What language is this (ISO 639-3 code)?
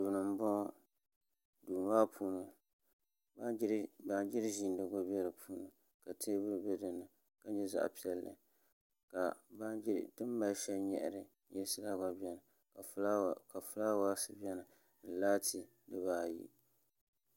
dag